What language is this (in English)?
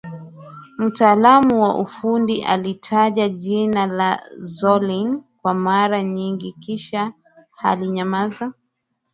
Swahili